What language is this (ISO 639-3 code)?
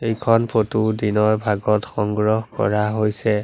asm